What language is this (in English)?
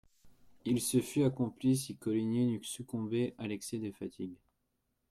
French